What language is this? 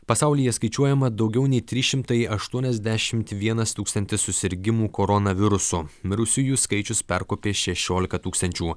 Lithuanian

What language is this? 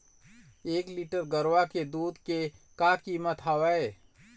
Chhattisgarhi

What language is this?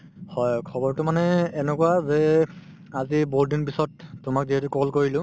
Assamese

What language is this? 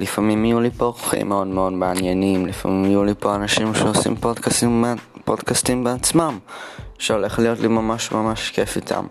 Hebrew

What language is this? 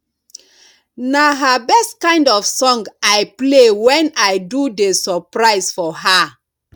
Nigerian Pidgin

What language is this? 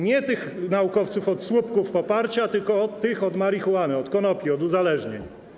Polish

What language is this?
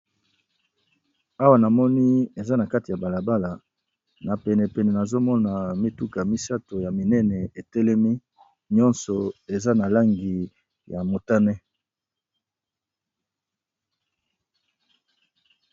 Lingala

